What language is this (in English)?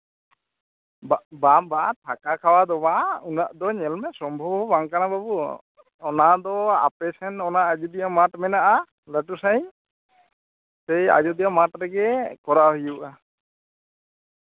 Santali